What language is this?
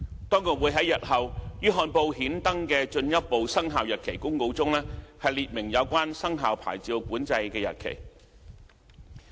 Cantonese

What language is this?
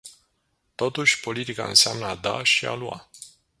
Romanian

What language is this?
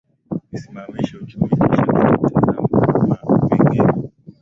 Swahili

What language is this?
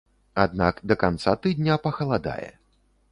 Belarusian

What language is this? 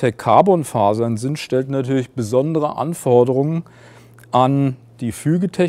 German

